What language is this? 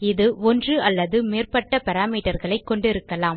Tamil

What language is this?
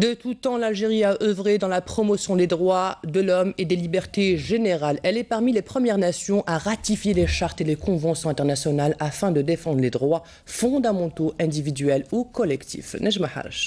French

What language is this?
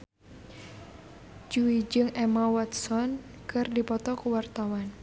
Sundanese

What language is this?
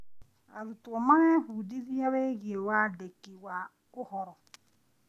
Kikuyu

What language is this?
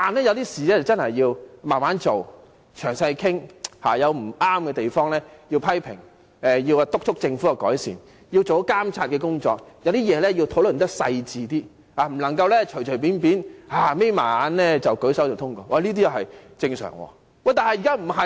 Cantonese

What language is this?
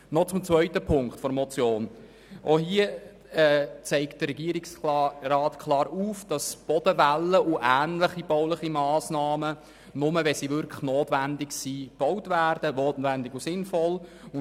Swiss German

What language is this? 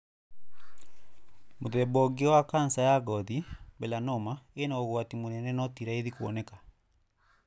Kikuyu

